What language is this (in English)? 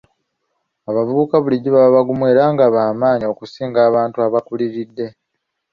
Ganda